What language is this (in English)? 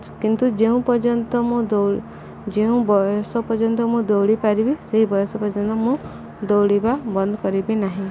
Odia